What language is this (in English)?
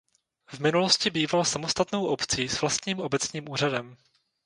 Czech